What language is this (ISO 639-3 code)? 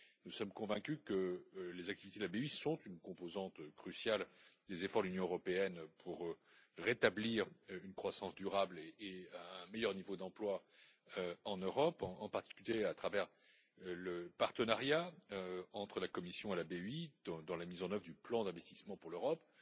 fra